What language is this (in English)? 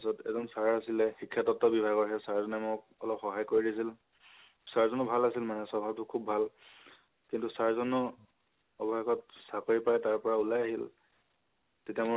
Assamese